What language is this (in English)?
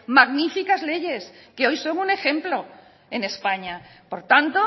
Spanish